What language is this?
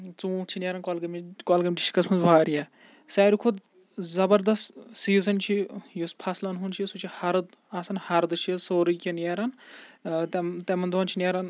Kashmiri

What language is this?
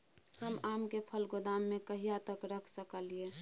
Maithili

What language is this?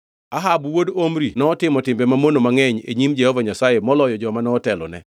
Luo (Kenya and Tanzania)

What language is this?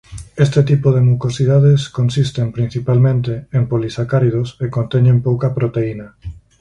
Galician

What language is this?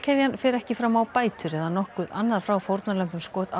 Icelandic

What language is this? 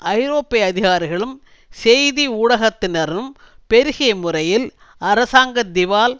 Tamil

